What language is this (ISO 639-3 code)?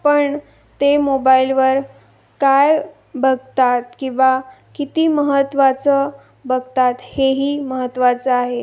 mar